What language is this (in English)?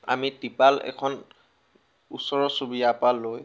Assamese